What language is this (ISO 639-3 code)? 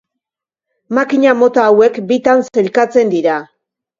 eus